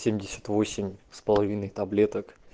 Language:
Russian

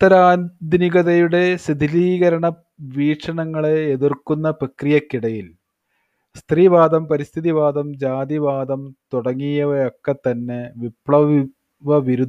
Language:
Malayalam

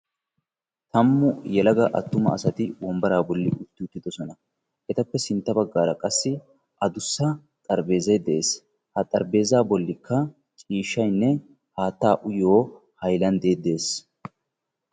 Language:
Wolaytta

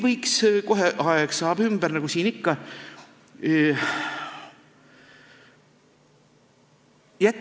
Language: Estonian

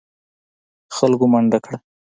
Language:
Pashto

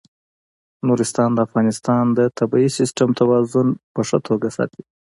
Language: Pashto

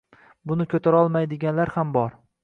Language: Uzbek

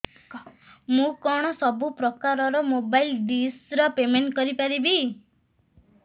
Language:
Odia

